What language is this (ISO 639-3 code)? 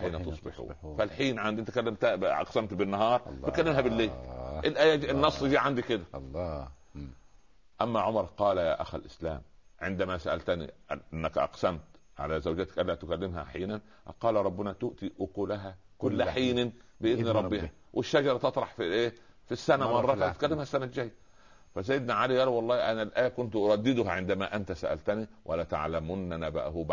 ara